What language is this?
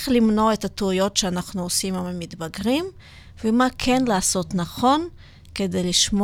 Hebrew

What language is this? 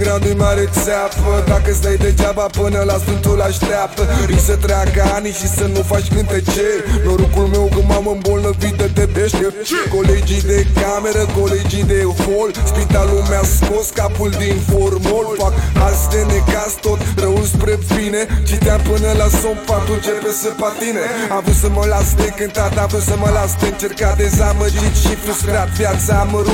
Ukrainian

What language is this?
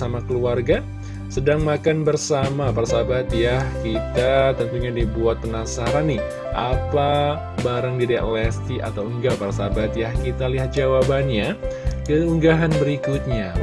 Indonesian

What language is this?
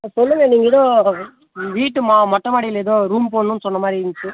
Tamil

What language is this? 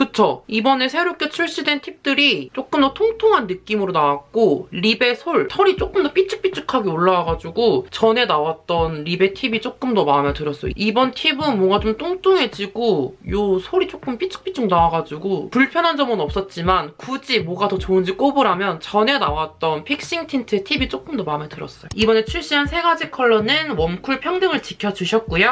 Korean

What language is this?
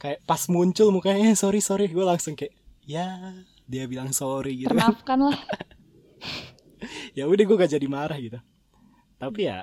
Indonesian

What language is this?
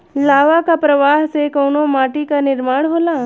Bhojpuri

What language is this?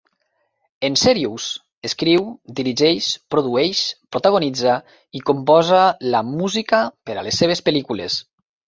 Catalan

